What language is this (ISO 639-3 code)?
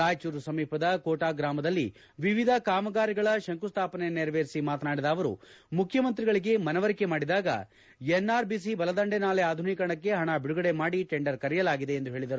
kan